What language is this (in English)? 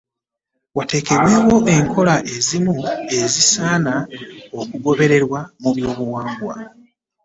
Ganda